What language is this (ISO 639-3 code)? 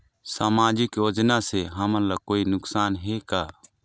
hne